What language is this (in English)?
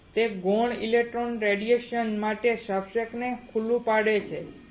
Gujarati